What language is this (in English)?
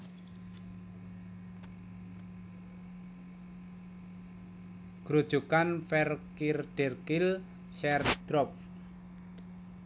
Javanese